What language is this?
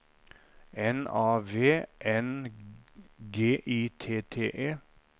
Norwegian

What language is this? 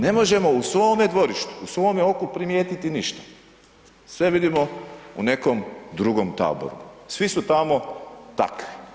Croatian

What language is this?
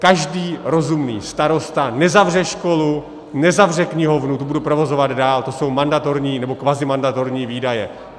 Czech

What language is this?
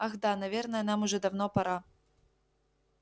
Russian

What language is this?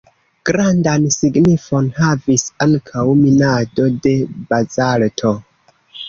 Esperanto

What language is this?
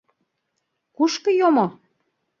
Mari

